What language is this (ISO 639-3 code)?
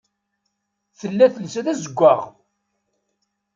kab